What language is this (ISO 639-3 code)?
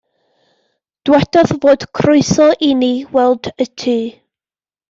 cym